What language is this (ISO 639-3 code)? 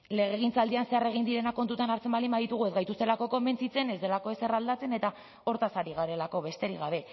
eus